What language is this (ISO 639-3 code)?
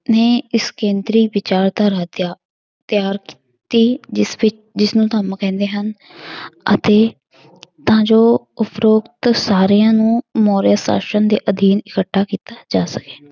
pan